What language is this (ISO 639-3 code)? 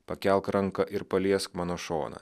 lit